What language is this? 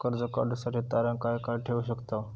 Marathi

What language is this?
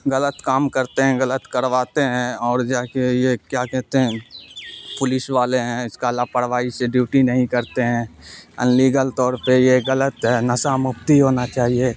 Urdu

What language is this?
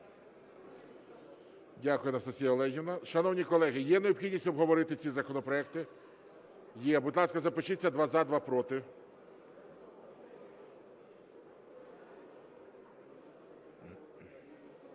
Ukrainian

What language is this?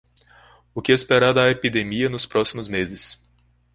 Portuguese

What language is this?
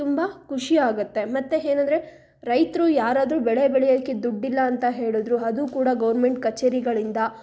Kannada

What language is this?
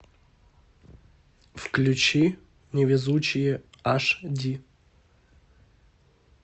Russian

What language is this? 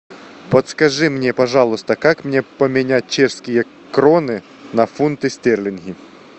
Russian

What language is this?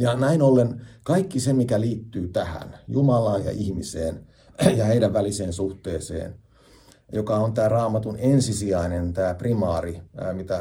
Finnish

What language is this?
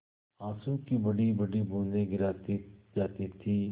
Hindi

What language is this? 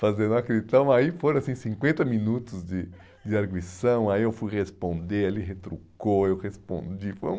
Portuguese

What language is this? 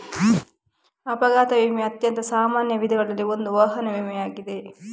Kannada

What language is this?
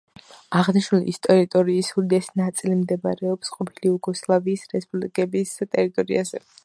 Georgian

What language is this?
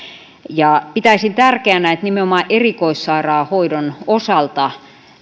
Finnish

